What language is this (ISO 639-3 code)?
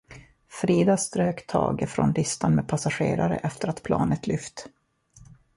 swe